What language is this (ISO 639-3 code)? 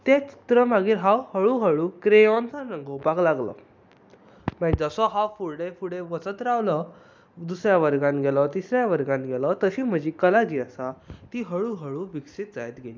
kok